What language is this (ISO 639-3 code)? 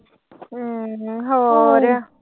pan